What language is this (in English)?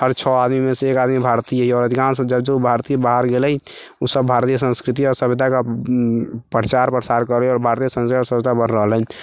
Maithili